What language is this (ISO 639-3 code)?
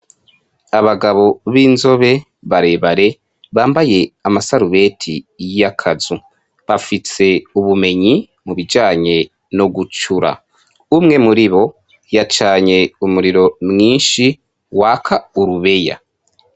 run